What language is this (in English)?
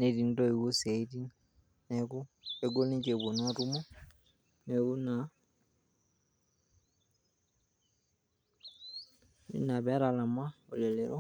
Masai